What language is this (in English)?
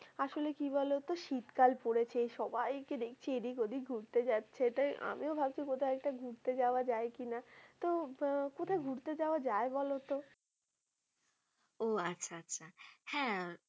Bangla